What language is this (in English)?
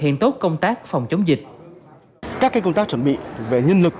Vietnamese